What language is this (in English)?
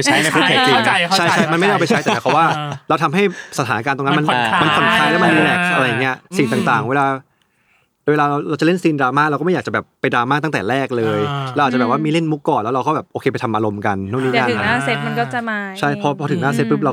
Thai